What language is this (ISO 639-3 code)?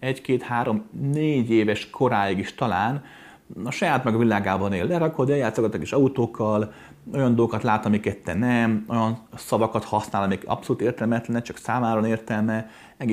hun